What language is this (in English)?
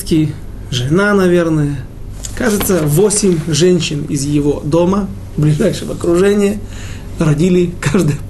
Russian